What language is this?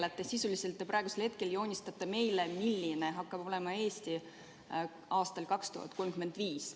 Estonian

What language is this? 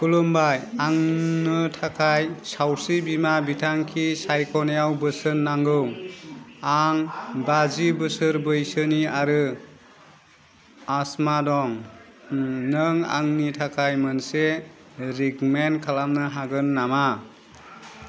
Bodo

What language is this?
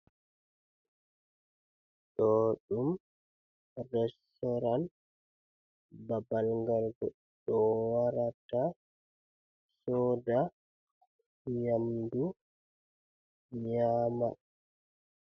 Fula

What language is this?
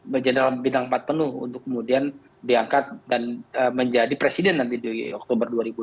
Indonesian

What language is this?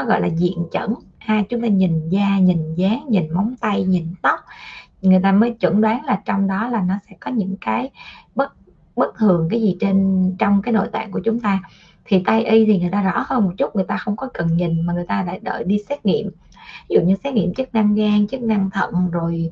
Vietnamese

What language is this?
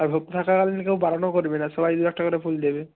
Bangla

